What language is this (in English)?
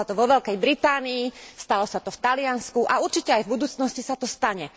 Slovak